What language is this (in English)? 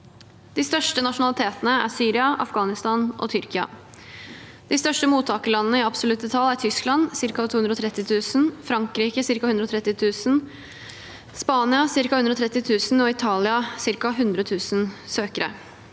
Norwegian